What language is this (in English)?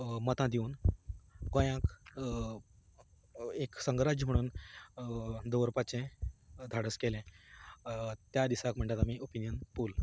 Konkani